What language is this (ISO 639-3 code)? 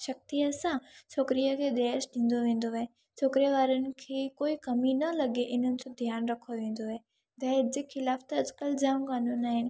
snd